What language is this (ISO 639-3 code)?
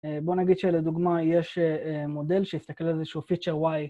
heb